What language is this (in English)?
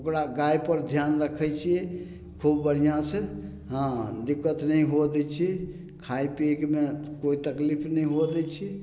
Maithili